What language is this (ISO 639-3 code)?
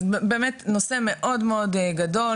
heb